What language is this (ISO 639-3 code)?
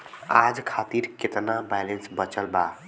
bho